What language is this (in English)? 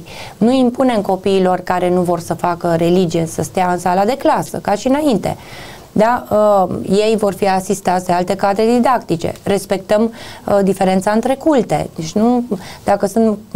Romanian